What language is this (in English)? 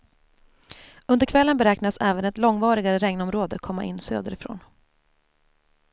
Swedish